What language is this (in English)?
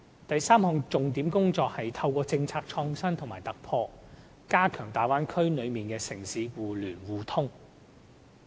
Cantonese